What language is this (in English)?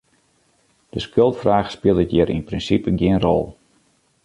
Western Frisian